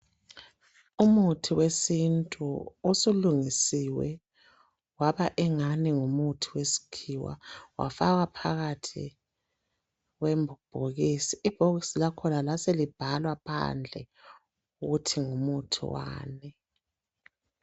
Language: North Ndebele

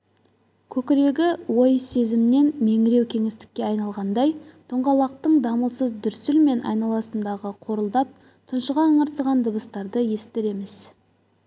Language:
Kazakh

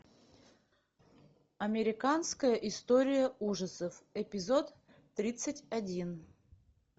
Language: Russian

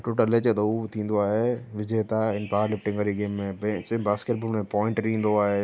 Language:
Sindhi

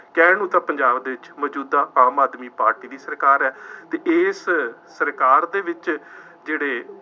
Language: Punjabi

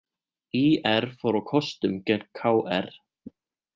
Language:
Icelandic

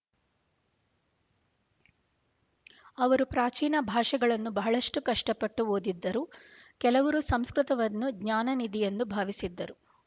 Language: Kannada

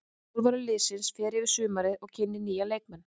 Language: Icelandic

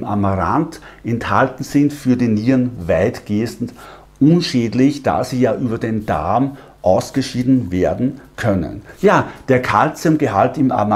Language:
German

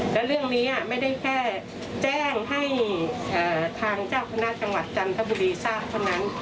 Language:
Thai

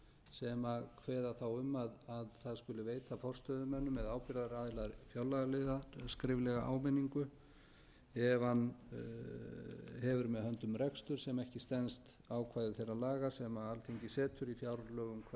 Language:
Icelandic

